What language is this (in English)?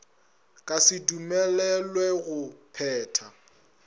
Northern Sotho